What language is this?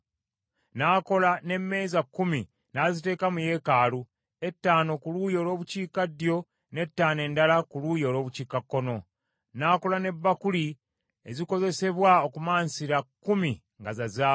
Ganda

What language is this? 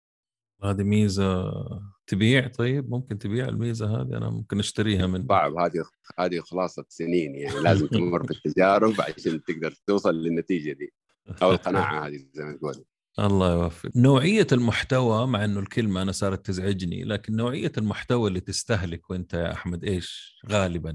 Arabic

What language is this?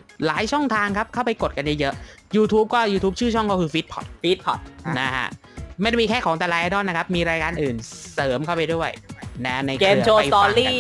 Thai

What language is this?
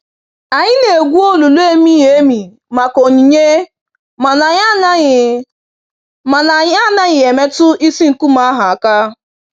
Igbo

